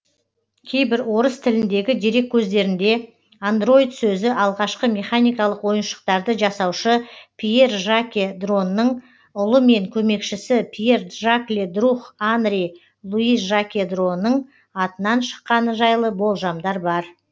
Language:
Kazakh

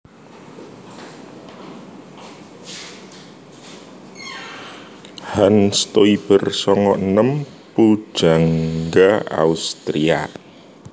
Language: Javanese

